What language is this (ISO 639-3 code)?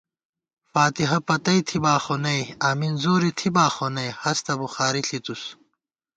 gwt